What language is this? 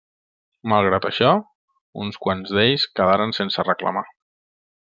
Catalan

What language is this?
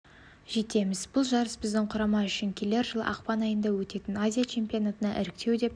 Kazakh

